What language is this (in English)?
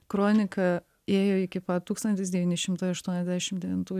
Lithuanian